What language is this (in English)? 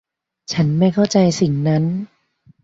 Thai